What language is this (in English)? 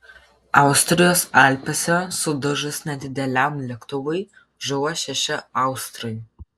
Lithuanian